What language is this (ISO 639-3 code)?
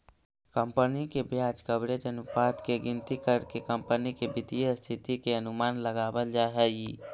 mag